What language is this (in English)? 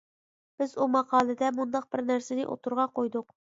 Uyghur